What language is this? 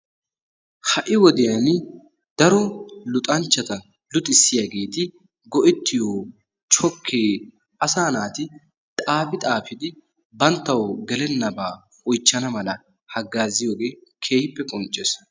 Wolaytta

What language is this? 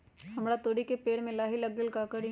Magahi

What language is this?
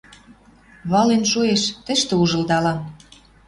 Western Mari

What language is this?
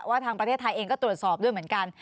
Thai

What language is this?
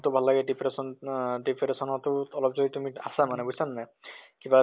Assamese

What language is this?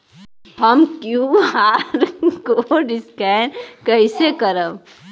Bhojpuri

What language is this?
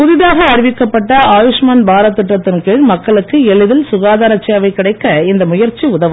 Tamil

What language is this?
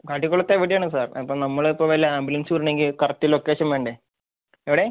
Malayalam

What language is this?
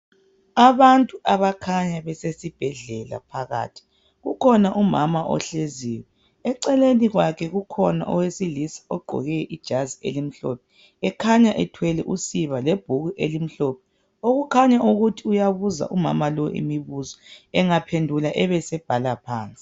North Ndebele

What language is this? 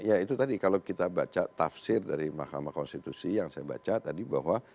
Indonesian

